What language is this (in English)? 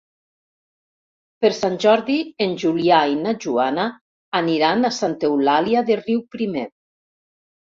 Catalan